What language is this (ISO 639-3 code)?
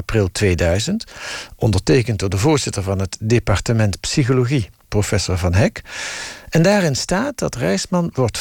nld